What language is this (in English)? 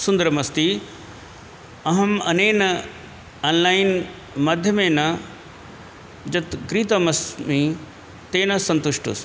Sanskrit